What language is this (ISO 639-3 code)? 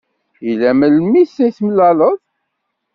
kab